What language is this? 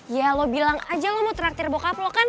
Indonesian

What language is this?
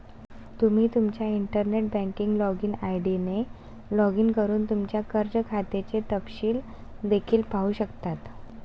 Marathi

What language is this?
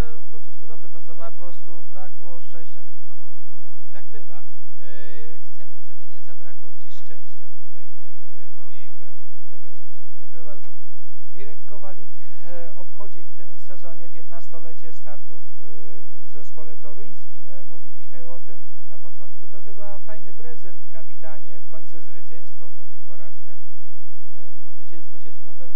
Polish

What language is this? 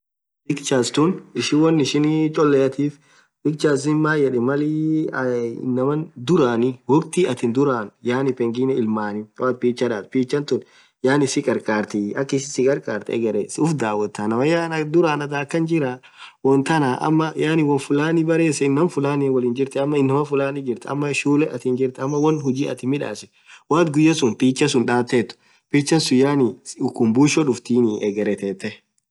Orma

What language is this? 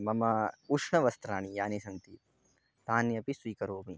Sanskrit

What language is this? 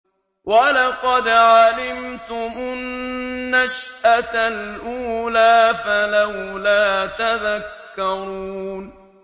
Arabic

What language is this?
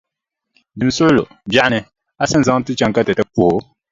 Dagbani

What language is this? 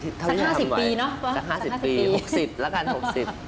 Thai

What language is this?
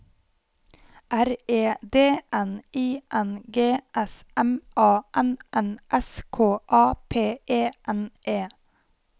Norwegian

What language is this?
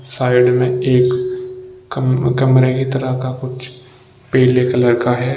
Hindi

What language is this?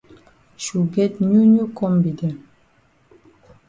Cameroon Pidgin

